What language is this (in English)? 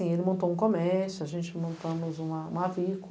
Portuguese